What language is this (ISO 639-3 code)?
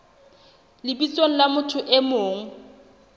sot